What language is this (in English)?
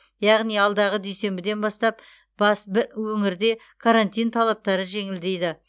Kazakh